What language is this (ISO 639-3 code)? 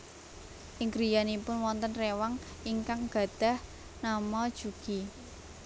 jav